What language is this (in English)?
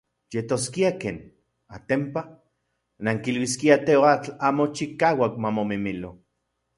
Central Puebla Nahuatl